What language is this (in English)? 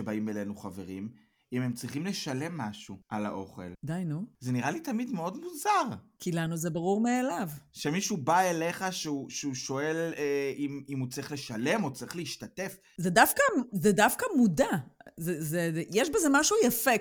Hebrew